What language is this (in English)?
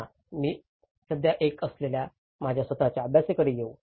Marathi